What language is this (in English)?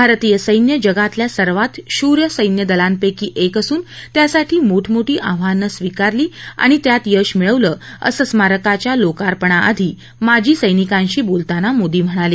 Marathi